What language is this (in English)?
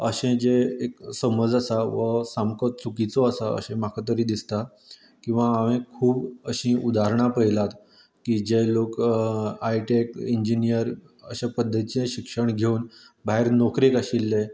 Konkani